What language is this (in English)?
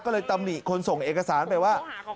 Thai